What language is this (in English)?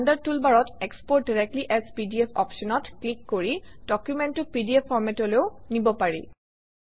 Assamese